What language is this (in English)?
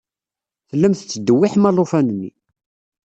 Kabyle